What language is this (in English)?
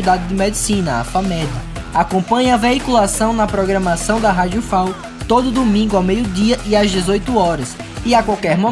Portuguese